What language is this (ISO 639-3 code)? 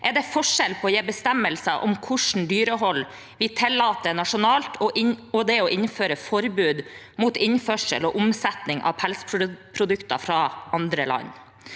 nor